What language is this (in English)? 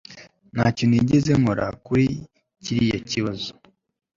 Kinyarwanda